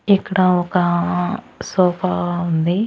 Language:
Telugu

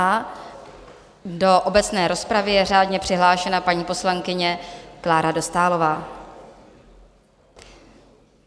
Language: Czech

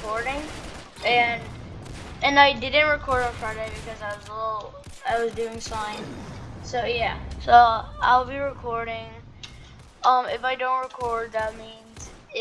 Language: English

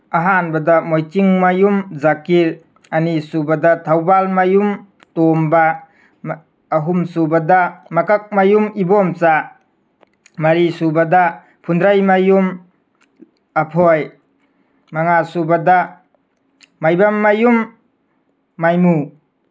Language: Manipuri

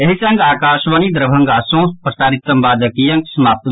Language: Maithili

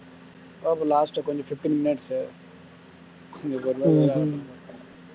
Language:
Tamil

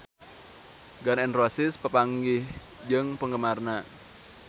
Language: Sundanese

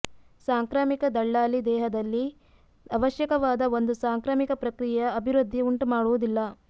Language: Kannada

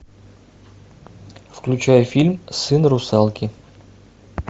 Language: Russian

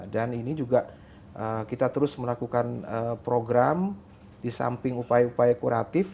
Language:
Indonesian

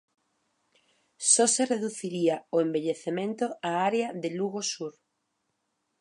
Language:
Galician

